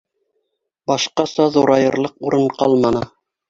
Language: Bashkir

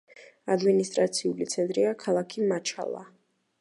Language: Georgian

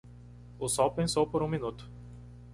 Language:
Portuguese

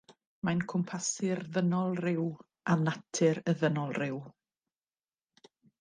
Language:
Welsh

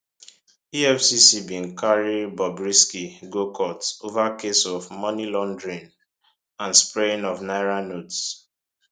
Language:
Nigerian Pidgin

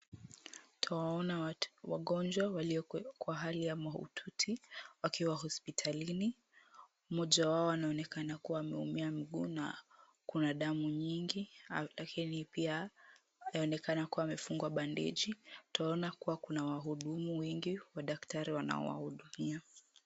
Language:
Swahili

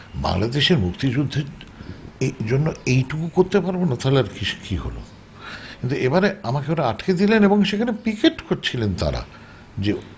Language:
Bangla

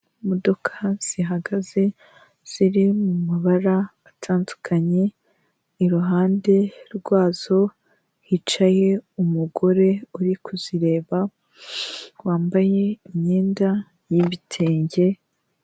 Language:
Kinyarwanda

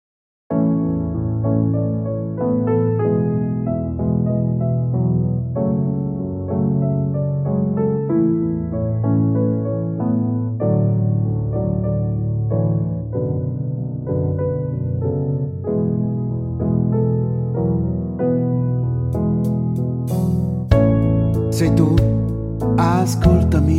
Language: Italian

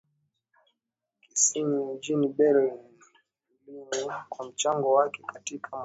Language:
Swahili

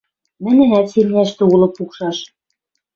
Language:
Western Mari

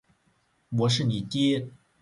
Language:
Chinese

